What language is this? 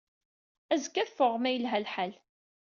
Kabyle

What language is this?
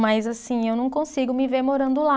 Portuguese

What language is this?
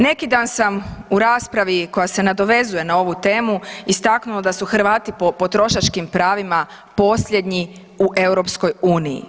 Croatian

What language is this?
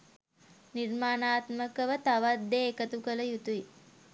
Sinhala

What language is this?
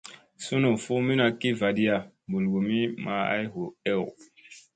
Musey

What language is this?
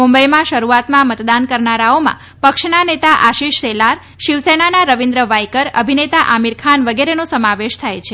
Gujarati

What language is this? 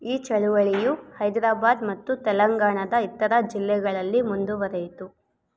Kannada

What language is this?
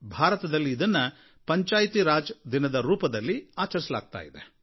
Kannada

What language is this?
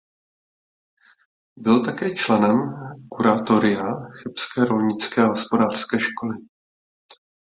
Czech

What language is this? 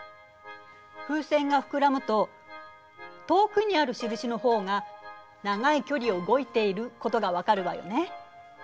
Japanese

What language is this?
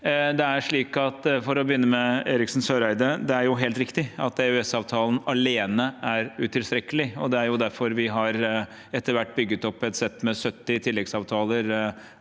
Norwegian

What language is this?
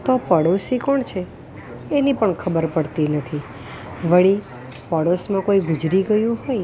Gujarati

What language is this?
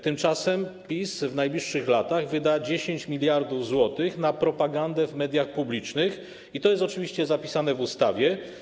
Polish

